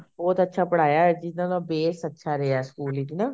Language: Punjabi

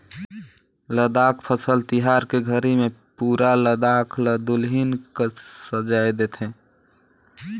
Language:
Chhattisgarhi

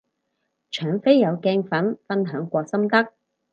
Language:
Cantonese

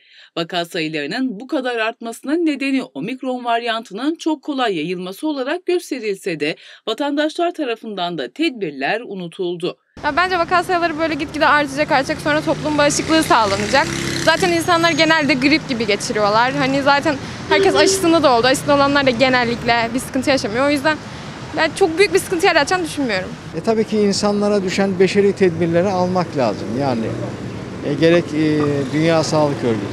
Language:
Turkish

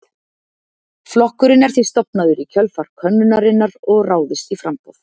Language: Icelandic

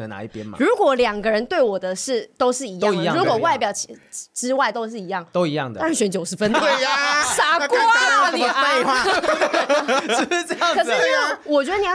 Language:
Chinese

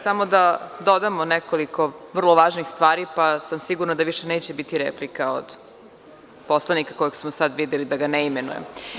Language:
Serbian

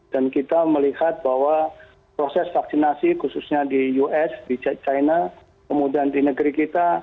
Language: Indonesian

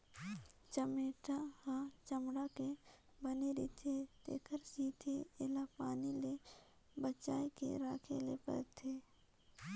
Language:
Chhattisgarhi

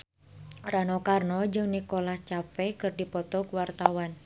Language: Sundanese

